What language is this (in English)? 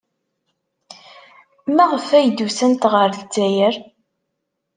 Kabyle